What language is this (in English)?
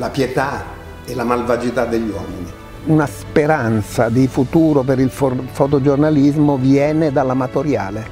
Italian